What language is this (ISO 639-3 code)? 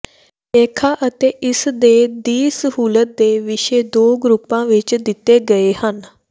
pan